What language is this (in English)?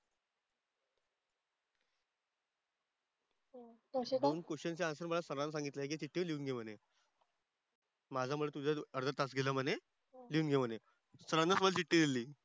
Marathi